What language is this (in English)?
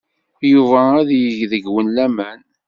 Kabyle